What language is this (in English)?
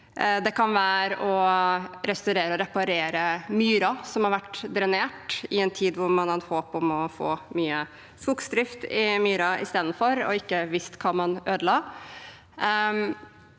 Norwegian